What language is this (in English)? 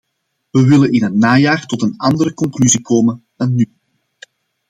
Dutch